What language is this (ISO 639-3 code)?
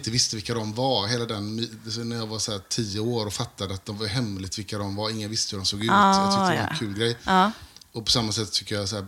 swe